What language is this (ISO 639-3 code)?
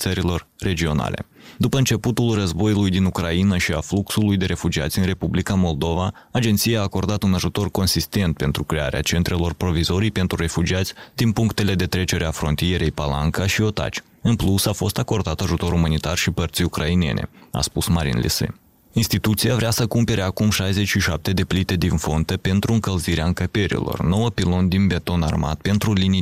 ron